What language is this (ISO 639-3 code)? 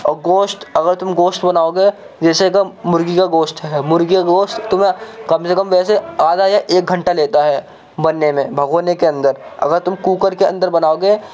urd